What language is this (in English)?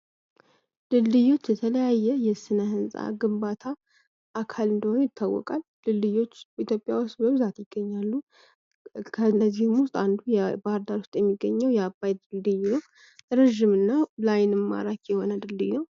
Amharic